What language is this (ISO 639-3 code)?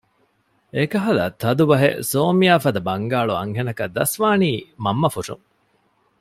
div